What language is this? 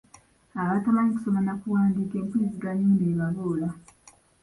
Ganda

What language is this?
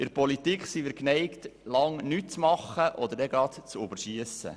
Swiss German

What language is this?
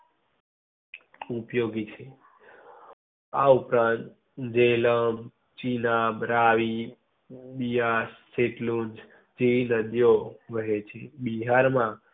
Gujarati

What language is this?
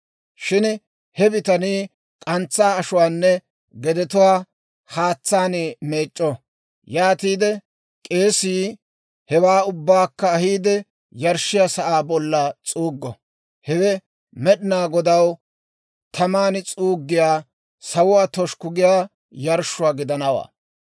Dawro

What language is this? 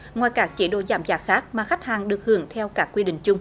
Vietnamese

